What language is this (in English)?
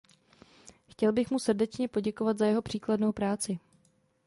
Czech